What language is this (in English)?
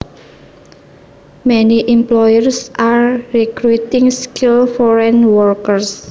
Javanese